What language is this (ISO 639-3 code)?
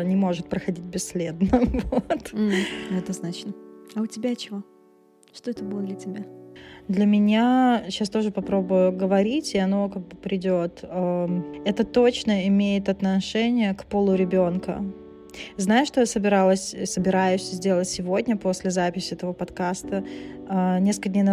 rus